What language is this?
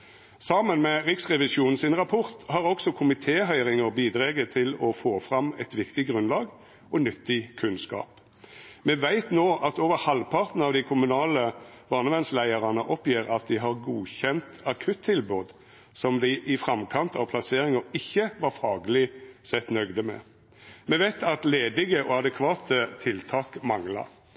Norwegian Nynorsk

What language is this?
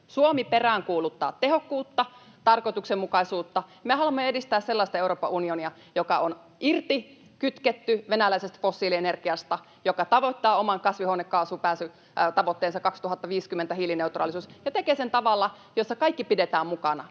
Finnish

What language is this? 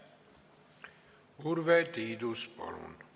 Estonian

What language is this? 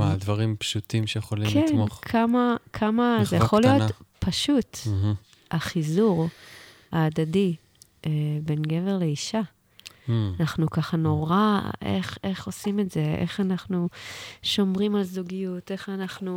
Hebrew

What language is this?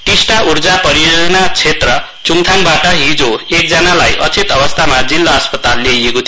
Nepali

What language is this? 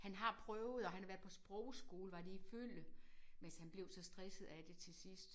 Danish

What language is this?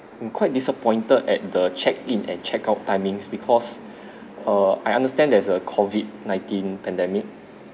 English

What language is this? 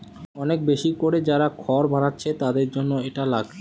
Bangla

